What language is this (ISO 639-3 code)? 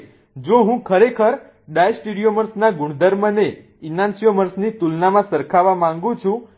guj